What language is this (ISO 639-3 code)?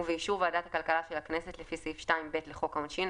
heb